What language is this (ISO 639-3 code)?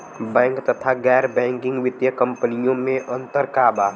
bho